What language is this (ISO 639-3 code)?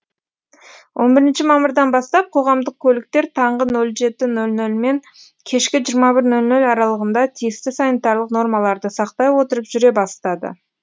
kaz